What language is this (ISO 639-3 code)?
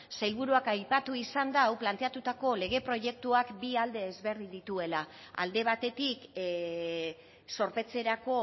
eus